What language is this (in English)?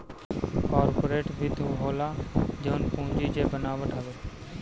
Bhojpuri